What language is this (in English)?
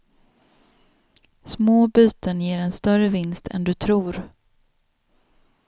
Swedish